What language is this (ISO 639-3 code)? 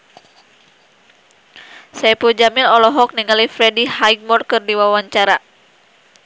sun